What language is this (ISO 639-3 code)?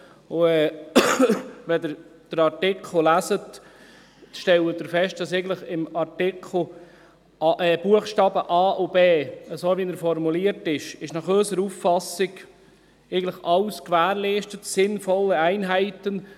gsw